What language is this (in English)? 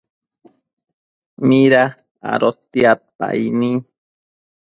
Matsés